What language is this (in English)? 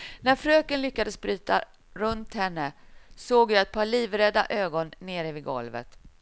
Swedish